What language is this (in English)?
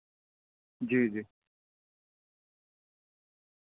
Urdu